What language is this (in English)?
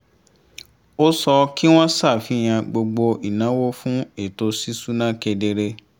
Yoruba